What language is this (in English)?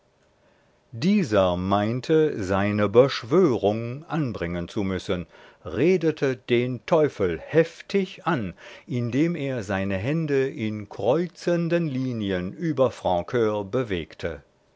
German